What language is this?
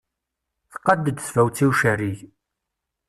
Kabyle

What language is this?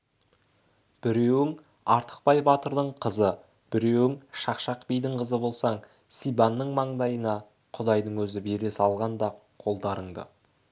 Kazakh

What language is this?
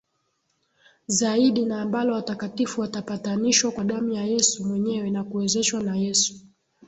Swahili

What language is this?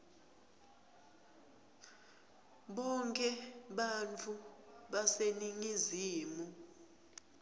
Swati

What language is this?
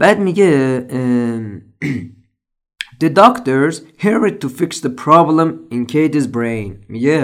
Persian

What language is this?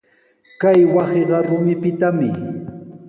Sihuas Ancash Quechua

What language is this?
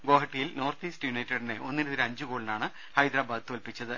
Malayalam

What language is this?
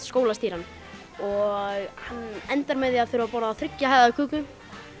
Icelandic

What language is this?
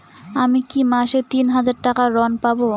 Bangla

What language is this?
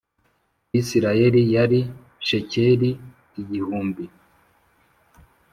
Kinyarwanda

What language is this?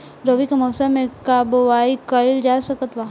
Bhojpuri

